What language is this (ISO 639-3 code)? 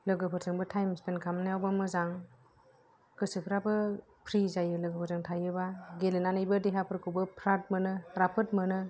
brx